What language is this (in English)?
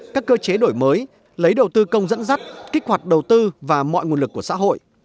Vietnamese